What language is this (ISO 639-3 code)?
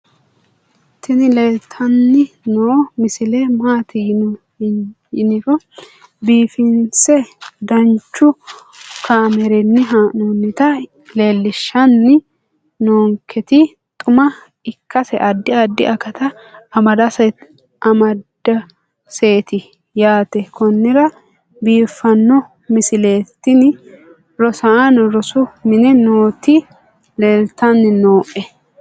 sid